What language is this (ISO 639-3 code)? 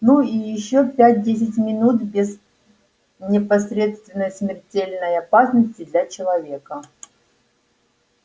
rus